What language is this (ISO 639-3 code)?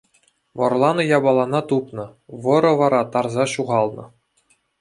chv